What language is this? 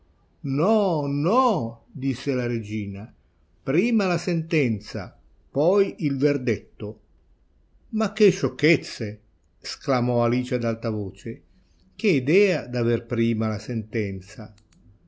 Italian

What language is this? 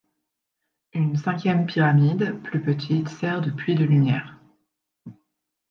French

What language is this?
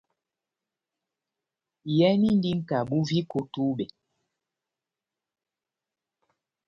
Batanga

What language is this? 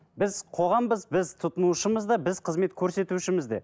Kazakh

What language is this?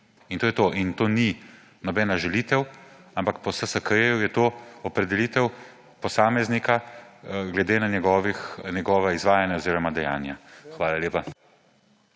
Slovenian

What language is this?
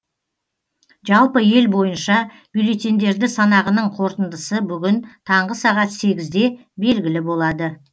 Kazakh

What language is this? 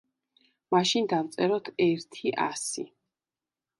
Georgian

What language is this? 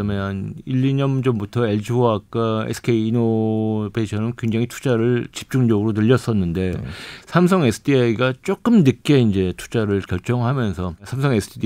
Korean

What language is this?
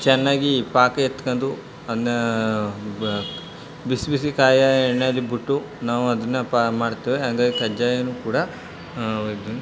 Kannada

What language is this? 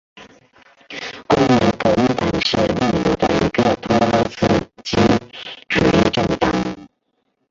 Chinese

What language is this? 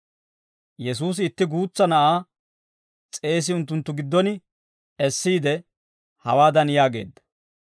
Dawro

